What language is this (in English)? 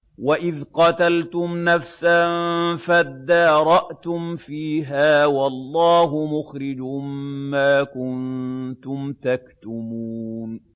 Arabic